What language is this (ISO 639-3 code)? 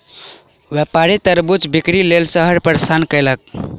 mai